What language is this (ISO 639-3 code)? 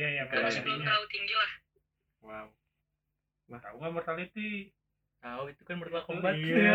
ind